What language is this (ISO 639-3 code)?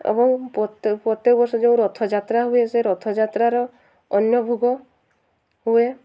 ori